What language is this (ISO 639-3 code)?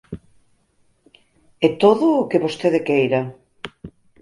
glg